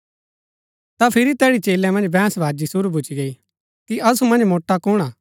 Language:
Gaddi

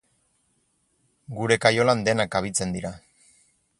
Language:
Basque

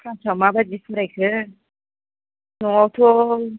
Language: Bodo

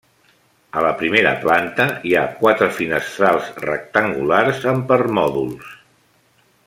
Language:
Catalan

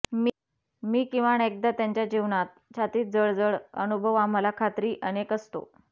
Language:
Marathi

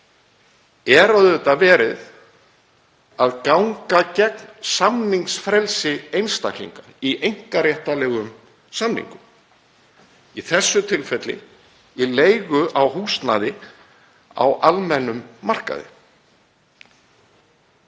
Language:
Icelandic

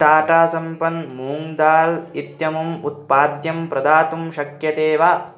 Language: Sanskrit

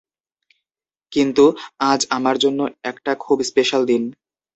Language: Bangla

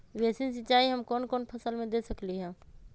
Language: Magahi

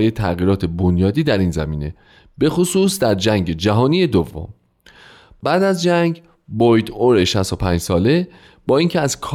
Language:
Persian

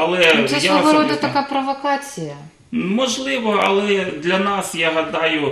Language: Ukrainian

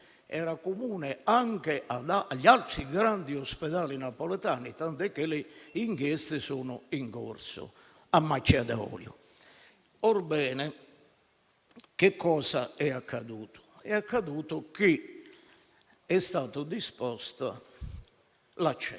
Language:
Italian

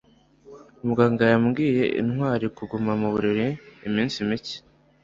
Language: Kinyarwanda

